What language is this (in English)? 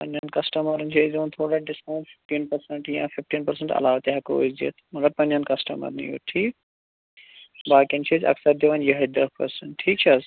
Kashmiri